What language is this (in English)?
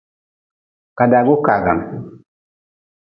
Nawdm